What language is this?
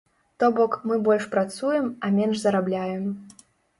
Belarusian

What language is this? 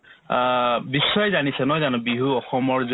Assamese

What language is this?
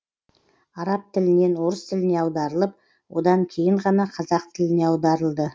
Kazakh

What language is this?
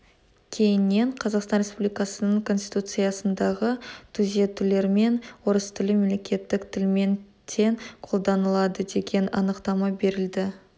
Kazakh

